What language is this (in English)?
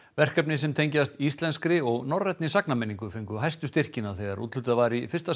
Icelandic